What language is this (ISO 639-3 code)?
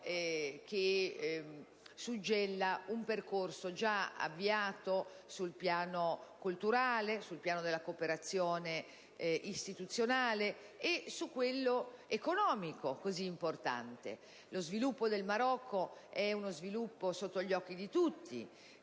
ita